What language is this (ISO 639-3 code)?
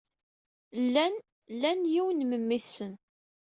kab